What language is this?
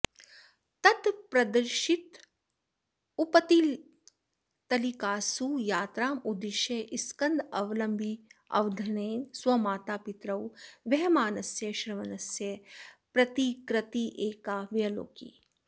Sanskrit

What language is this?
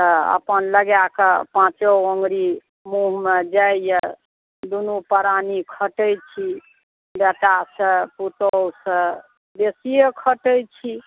Maithili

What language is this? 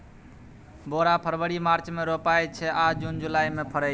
Maithili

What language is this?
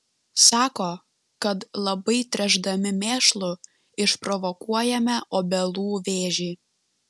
Lithuanian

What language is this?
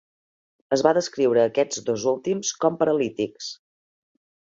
Catalan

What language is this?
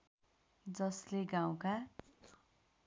Nepali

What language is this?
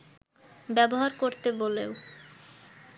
Bangla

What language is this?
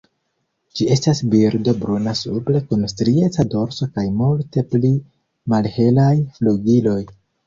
Esperanto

